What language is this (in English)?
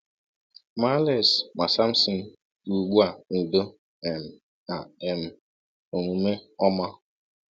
Igbo